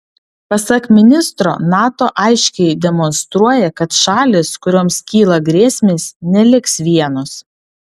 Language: Lithuanian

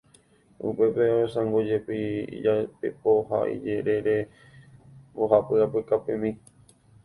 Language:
Guarani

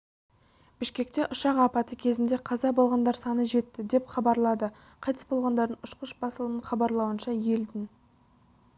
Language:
Kazakh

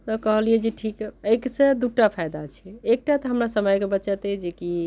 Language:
Maithili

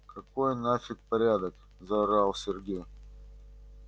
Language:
Russian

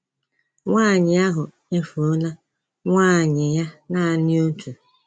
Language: Igbo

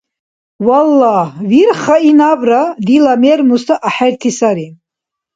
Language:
Dargwa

